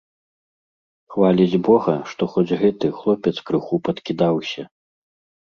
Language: Belarusian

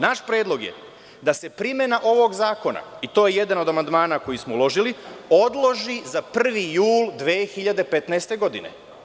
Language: Serbian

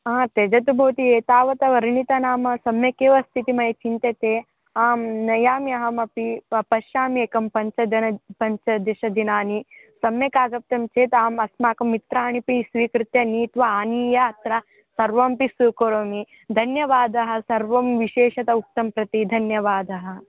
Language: Sanskrit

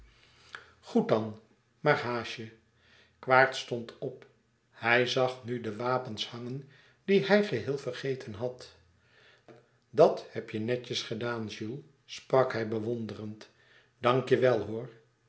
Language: Dutch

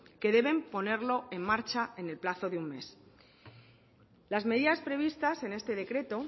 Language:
Spanish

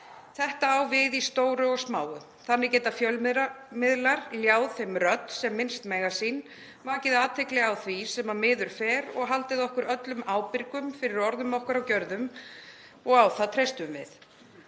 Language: Icelandic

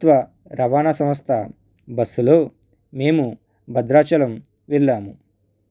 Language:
Telugu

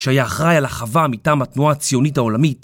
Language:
Hebrew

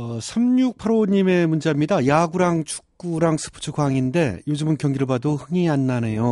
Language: Korean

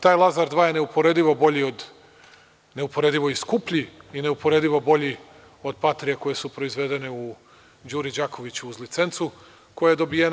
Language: Serbian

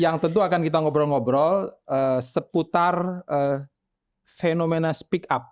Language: Indonesian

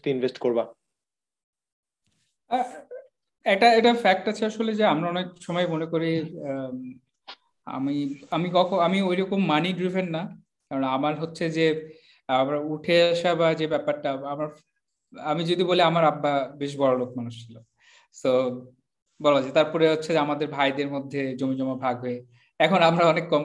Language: Bangla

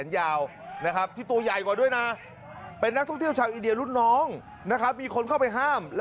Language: Thai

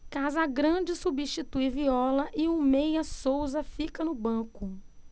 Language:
Portuguese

